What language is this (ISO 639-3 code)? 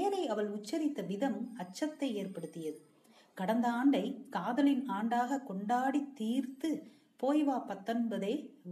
tam